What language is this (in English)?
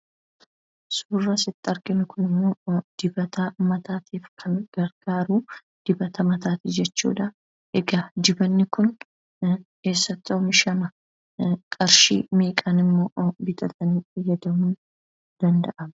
Oromo